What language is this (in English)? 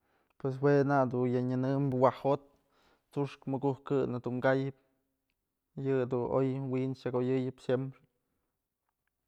Mazatlán Mixe